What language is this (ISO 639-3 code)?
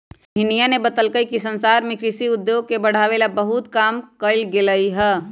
mag